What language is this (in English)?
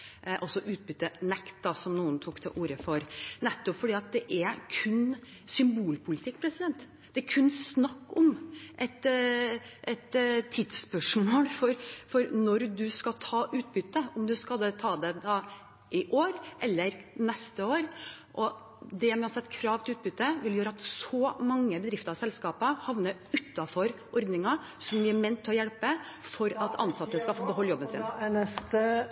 Norwegian